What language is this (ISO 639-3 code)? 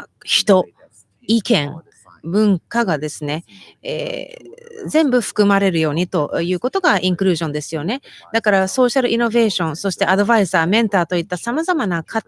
jpn